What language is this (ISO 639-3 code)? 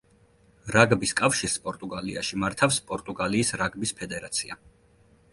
kat